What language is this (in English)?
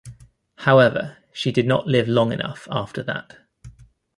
English